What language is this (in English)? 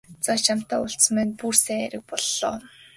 Mongolian